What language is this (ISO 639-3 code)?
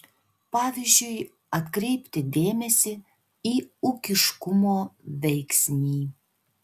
lit